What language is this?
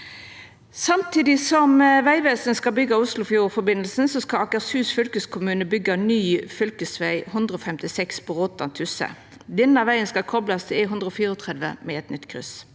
Norwegian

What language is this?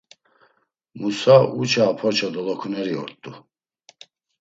Laz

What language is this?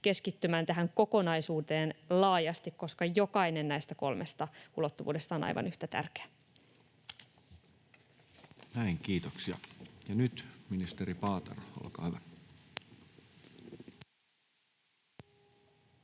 Finnish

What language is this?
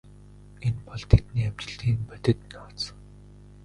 Mongolian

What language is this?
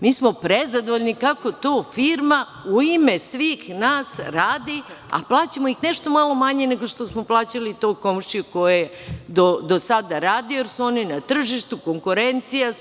Serbian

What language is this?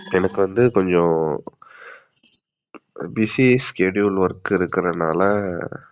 Tamil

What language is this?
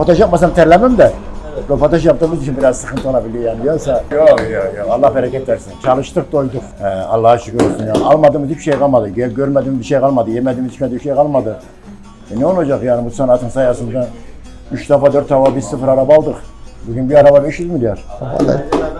Turkish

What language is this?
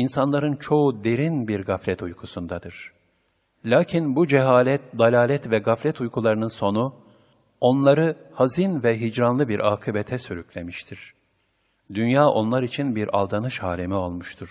Turkish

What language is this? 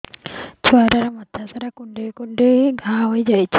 Odia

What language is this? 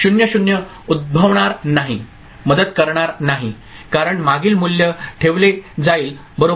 Marathi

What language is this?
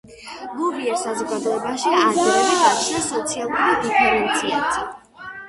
Georgian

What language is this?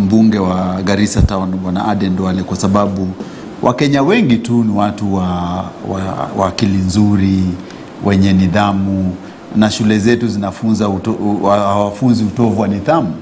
Swahili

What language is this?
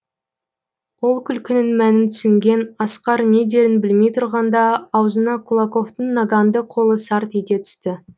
Kazakh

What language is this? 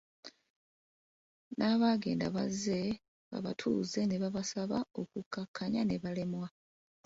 Ganda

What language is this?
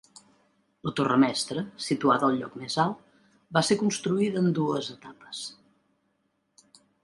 Catalan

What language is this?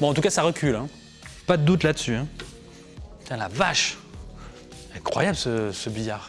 French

